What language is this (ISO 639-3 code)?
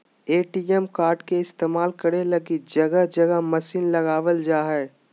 mag